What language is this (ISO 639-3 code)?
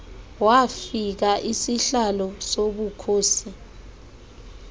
xho